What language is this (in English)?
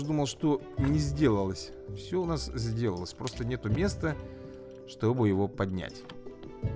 Russian